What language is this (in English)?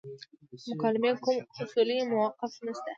Pashto